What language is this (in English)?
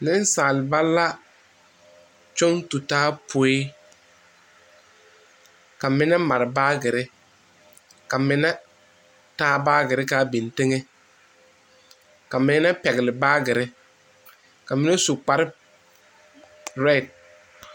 Southern Dagaare